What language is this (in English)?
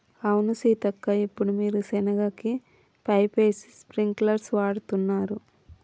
Telugu